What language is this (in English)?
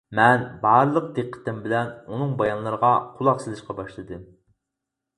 Uyghur